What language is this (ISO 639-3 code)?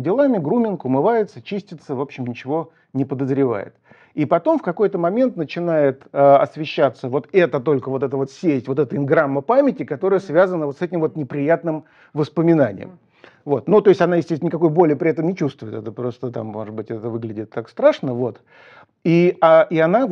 rus